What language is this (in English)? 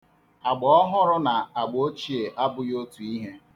Igbo